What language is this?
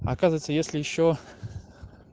Russian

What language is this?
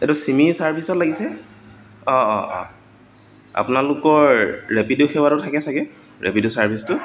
Assamese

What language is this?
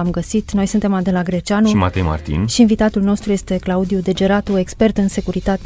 Romanian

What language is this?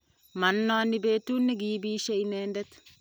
Kalenjin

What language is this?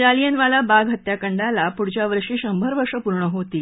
Marathi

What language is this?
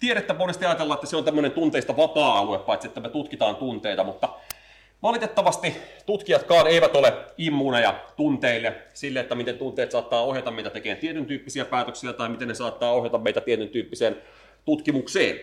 Finnish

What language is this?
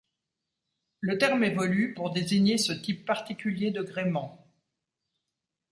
French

